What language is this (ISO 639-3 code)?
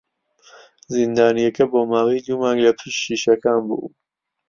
ckb